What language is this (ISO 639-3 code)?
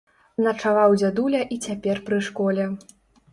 bel